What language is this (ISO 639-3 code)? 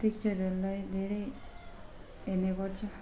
nep